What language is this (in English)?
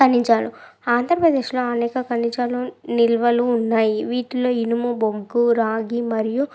Telugu